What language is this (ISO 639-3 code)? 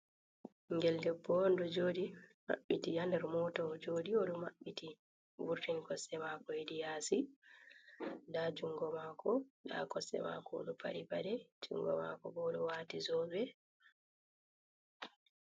ful